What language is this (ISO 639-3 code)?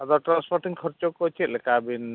sat